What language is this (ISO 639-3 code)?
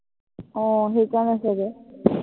asm